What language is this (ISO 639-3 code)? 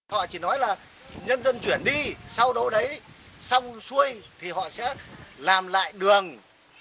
vie